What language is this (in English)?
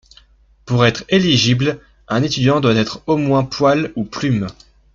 French